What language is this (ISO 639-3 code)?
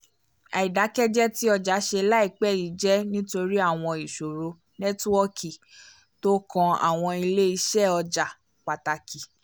yor